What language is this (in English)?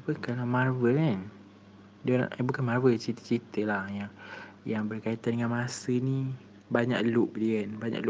Malay